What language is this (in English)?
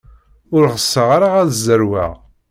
Kabyle